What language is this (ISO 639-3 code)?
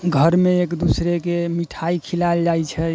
mai